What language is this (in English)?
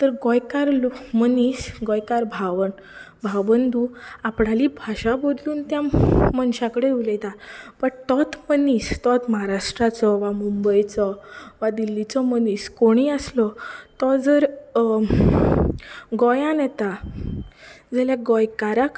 Konkani